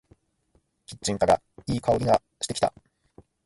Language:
Japanese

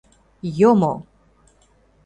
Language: Mari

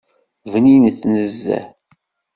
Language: Kabyle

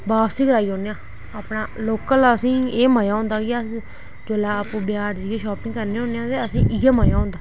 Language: Dogri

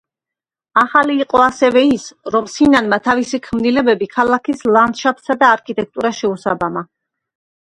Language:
Georgian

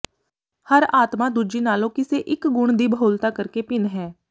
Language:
Punjabi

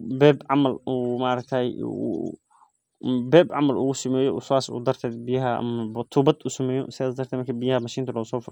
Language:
Somali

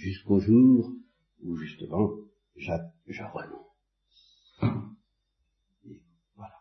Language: French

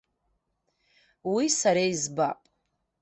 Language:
Abkhazian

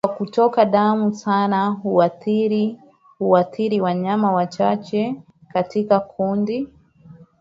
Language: Swahili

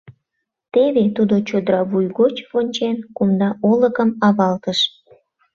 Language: Mari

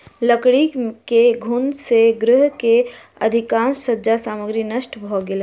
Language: Maithili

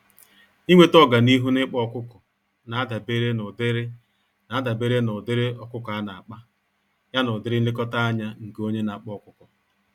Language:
Igbo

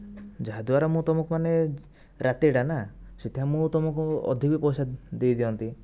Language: Odia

